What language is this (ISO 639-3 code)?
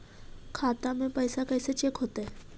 mag